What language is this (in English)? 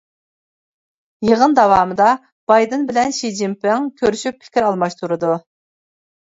Uyghur